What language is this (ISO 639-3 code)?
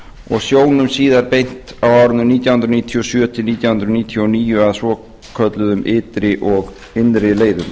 isl